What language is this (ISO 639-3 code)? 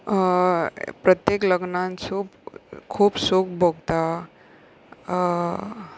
kok